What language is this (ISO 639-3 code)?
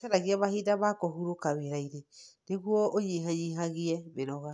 kik